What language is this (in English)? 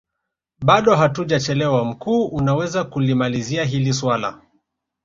Swahili